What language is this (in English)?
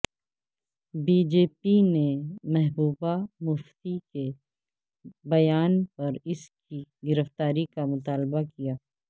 Urdu